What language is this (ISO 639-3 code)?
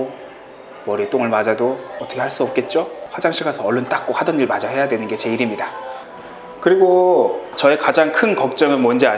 kor